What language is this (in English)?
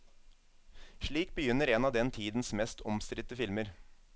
Norwegian